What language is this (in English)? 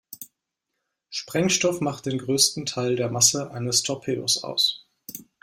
German